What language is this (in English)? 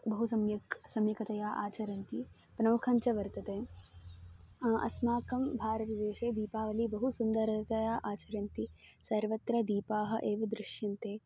Sanskrit